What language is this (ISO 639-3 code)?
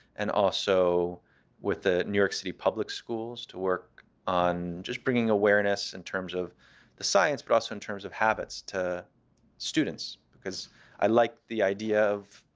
eng